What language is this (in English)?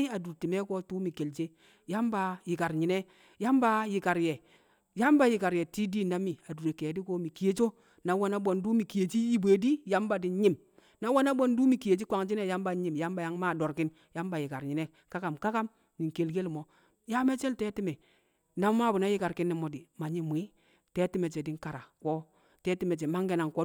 Kamo